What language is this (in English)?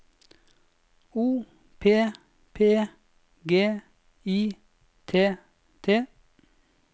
Norwegian